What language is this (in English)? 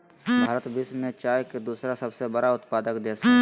Magahi